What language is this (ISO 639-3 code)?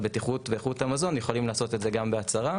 heb